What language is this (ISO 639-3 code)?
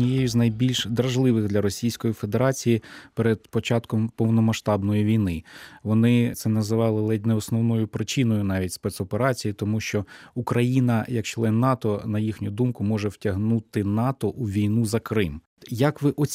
ukr